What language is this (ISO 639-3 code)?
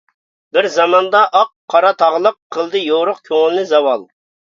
uig